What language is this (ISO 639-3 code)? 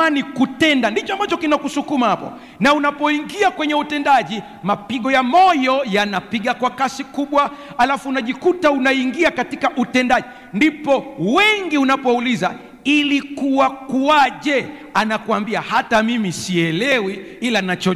swa